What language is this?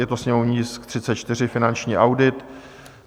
Czech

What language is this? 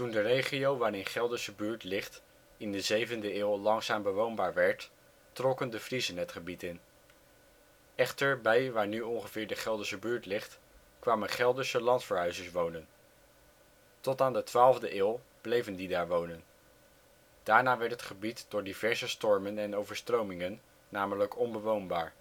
Dutch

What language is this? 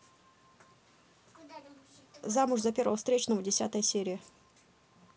Russian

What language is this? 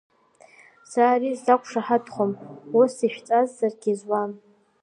Abkhazian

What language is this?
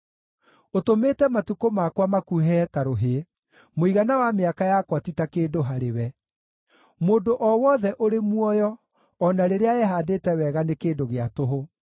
Kikuyu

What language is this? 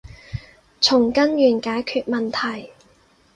Cantonese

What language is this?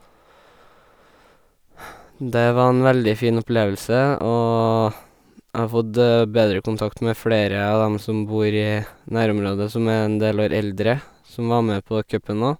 Norwegian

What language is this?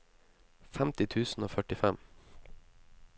Norwegian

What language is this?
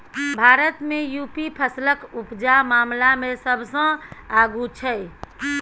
Maithili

